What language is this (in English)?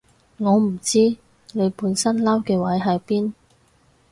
Cantonese